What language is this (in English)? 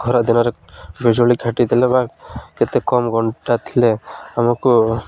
Odia